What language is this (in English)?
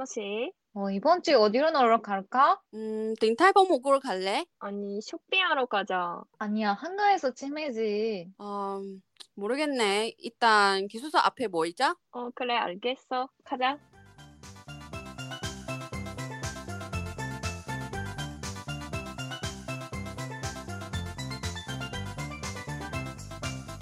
Korean